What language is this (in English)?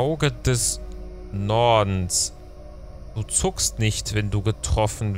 German